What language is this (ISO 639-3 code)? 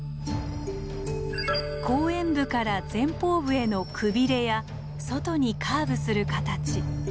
jpn